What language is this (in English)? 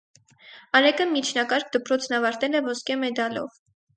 Armenian